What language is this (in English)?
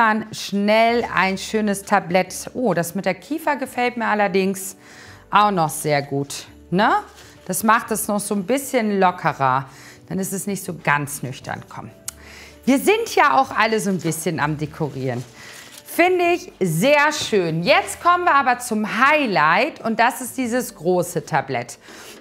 German